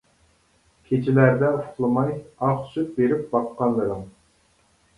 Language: Uyghur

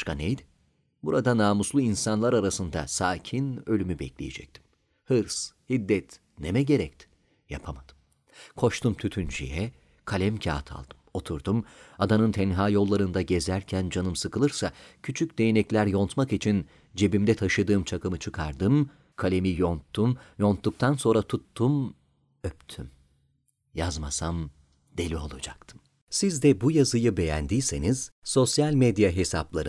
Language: Turkish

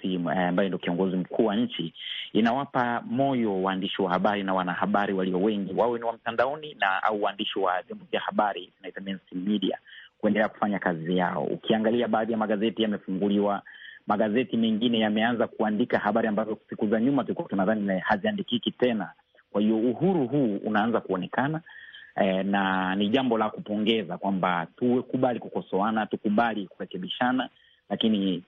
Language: Swahili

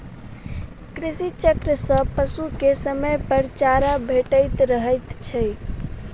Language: Maithili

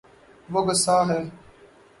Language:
Urdu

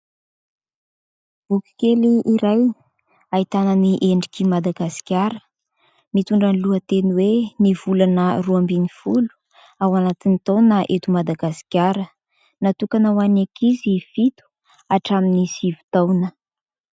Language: Malagasy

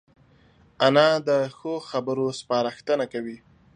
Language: Pashto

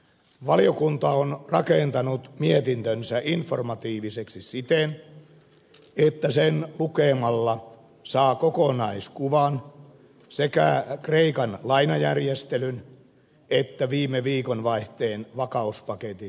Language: Finnish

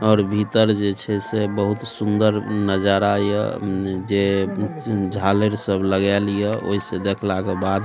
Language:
Maithili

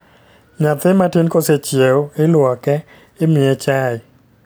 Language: Luo (Kenya and Tanzania)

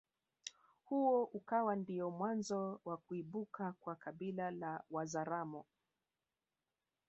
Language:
Swahili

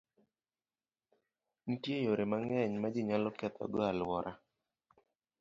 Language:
Luo (Kenya and Tanzania)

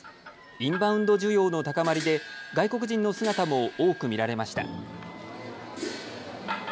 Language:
Japanese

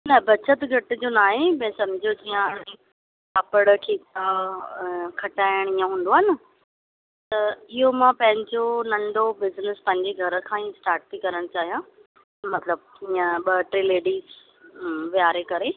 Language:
Sindhi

